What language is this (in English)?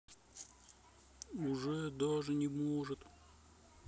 Russian